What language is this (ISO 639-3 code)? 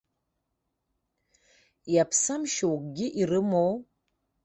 abk